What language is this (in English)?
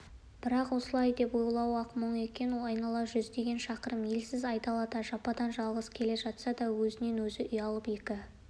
Kazakh